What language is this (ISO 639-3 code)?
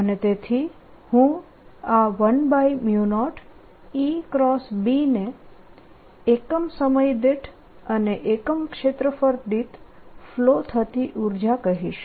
guj